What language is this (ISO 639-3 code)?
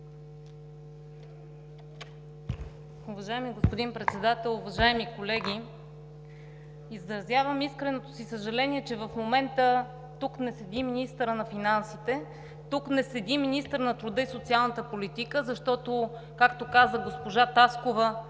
bul